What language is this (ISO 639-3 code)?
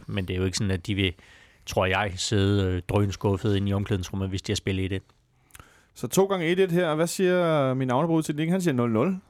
dan